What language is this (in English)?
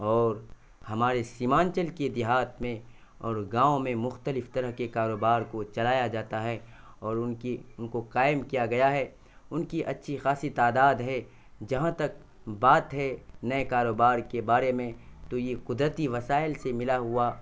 Urdu